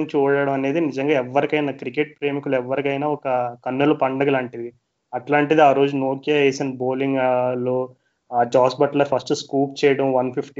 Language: Telugu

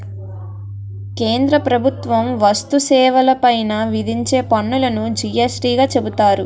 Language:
Telugu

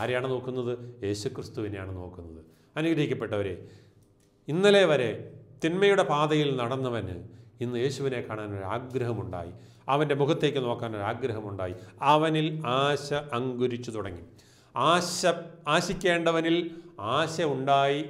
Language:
Malayalam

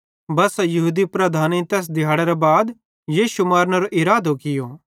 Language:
Bhadrawahi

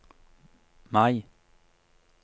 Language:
Norwegian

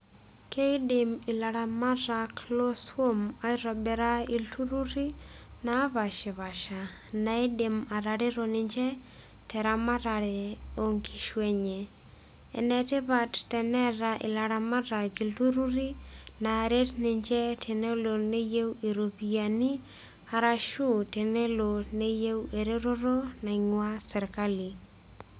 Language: Masai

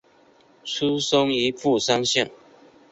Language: Chinese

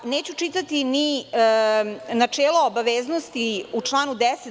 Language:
Serbian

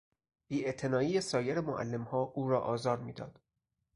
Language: Persian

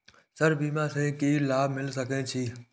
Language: Maithili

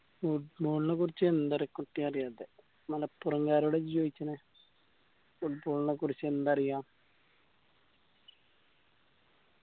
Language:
Malayalam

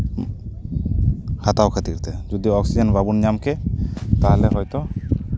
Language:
Santali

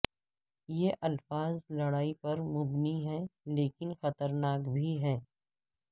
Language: Urdu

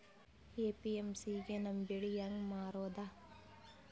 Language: Kannada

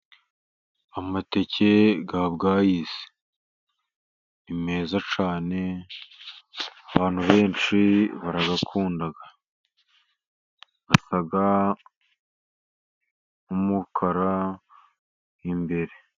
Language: Kinyarwanda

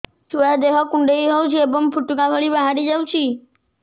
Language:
Odia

